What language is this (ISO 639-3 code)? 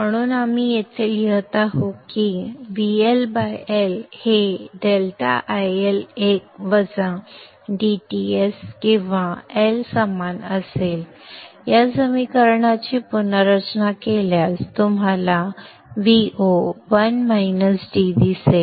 mar